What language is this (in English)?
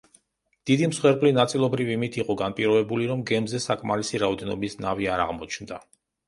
Georgian